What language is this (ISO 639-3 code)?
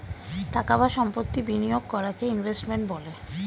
ben